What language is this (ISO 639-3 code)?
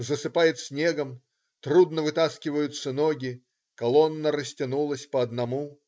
rus